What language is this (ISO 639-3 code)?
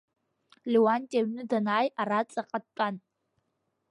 abk